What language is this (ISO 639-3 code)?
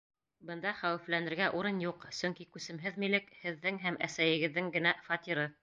bak